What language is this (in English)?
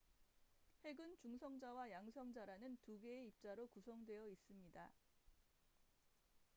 Korean